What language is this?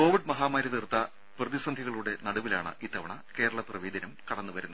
Malayalam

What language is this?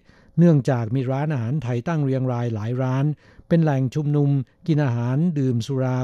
Thai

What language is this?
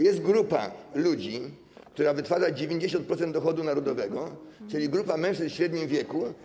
Polish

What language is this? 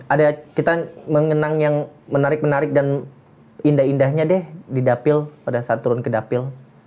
Indonesian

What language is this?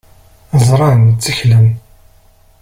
Kabyle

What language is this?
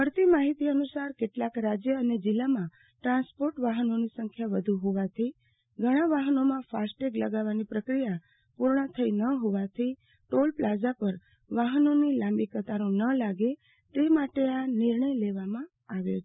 Gujarati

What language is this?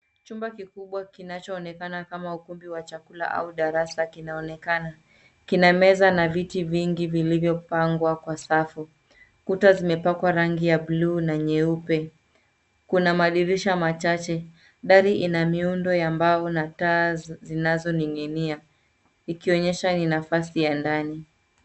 Swahili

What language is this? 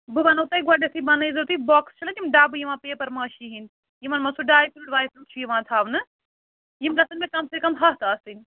Kashmiri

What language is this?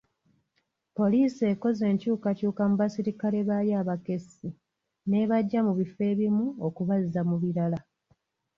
Ganda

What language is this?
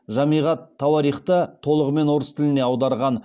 Kazakh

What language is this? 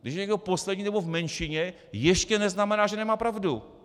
Czech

